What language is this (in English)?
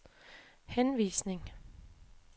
Danish